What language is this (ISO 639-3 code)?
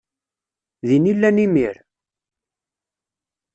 kab